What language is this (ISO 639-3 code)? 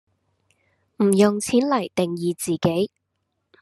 yue